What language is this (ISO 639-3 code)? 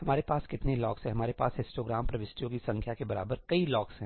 hin